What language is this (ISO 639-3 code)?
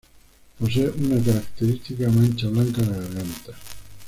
spa